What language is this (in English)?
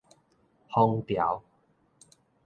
Min Nan Chinese